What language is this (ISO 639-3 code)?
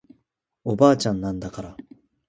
jpn